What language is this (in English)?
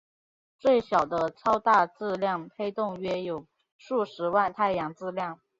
Chinese